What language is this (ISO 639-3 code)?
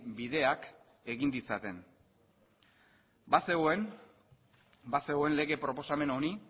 eus